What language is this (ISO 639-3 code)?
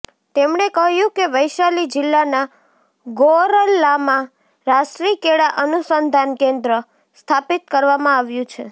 guj